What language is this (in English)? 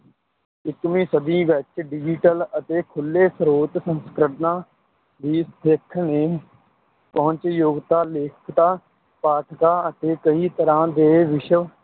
Punjabi